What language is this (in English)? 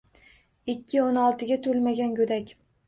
Uzbek